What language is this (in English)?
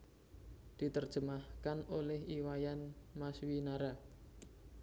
Javanese